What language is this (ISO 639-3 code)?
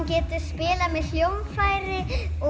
isl